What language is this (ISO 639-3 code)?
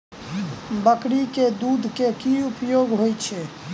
mai